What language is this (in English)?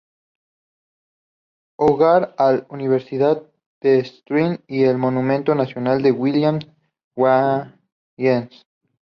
Spanish